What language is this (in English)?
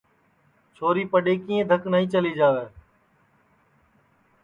Sansi